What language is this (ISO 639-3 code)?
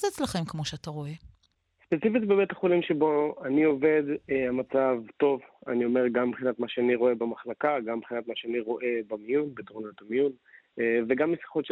heb